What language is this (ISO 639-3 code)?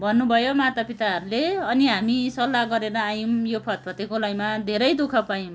nep